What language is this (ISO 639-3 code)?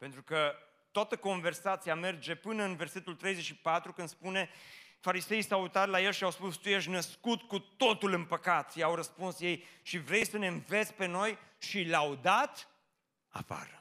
ron